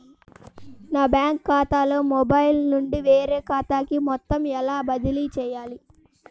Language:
Telugu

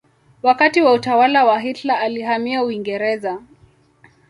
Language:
Swahili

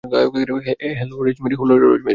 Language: Bangla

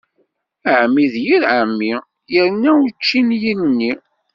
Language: Kabyle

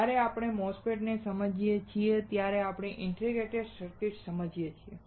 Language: Gujarati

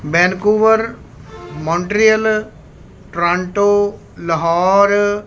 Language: Punjabi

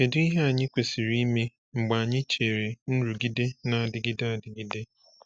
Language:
Igbo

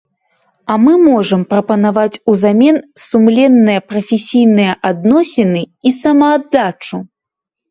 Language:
Belarusian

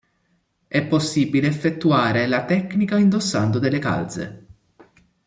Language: Italian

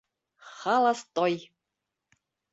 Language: Bashkir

